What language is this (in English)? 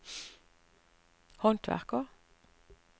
Norwegian